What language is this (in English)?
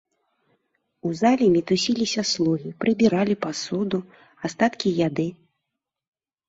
Belarusian